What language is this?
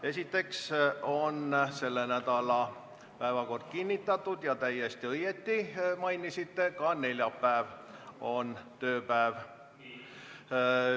Estonian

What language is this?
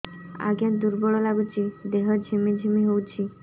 Odia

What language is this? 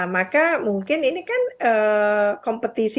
Indonesian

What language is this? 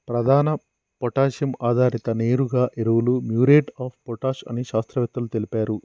Telugu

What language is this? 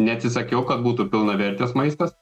Lithuanian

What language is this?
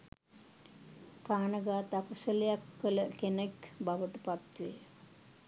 Sinhala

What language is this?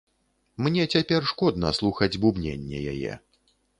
Belarusian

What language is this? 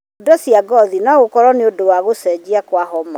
Kikuyu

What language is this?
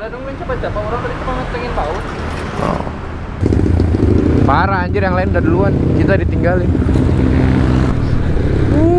Indonesian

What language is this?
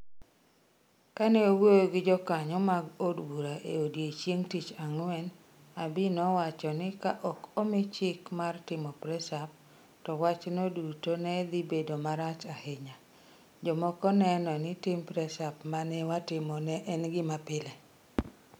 Luo (Kenya and Tanzania)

